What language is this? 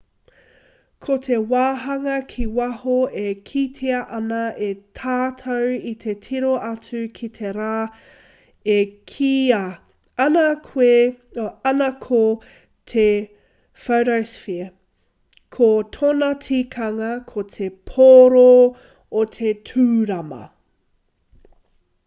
Māori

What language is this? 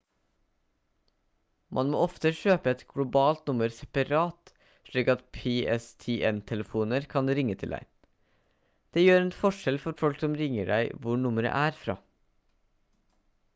Norwegian Bokmål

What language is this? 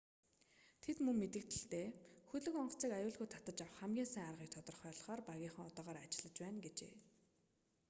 Mongolian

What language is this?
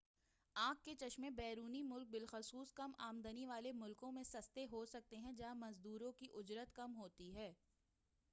Urdu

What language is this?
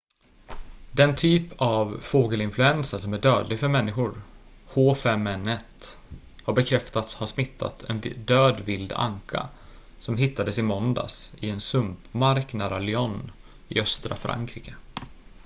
Swedish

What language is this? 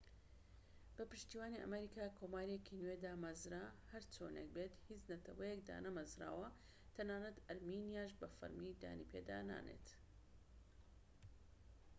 Central Kurdish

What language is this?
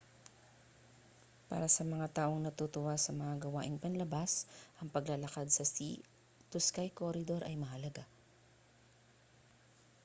Filipino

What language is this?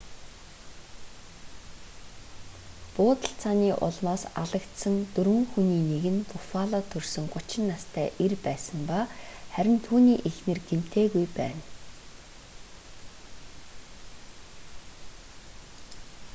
Mongolian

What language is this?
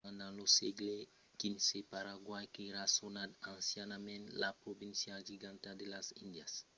Occitan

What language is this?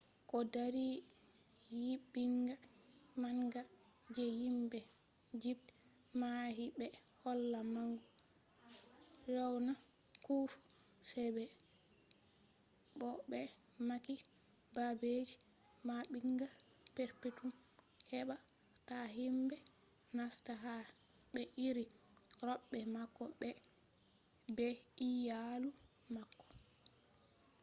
Fula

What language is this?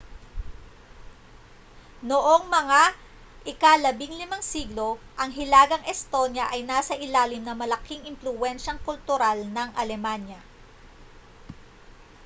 Filipino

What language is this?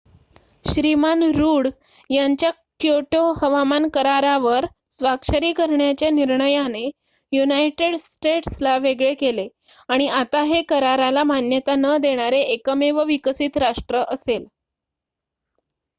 Marathi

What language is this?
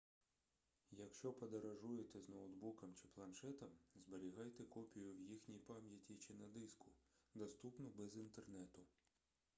Ukrainian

